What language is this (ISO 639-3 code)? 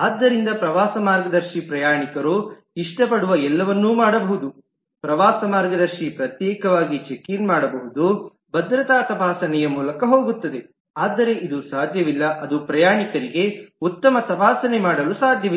kan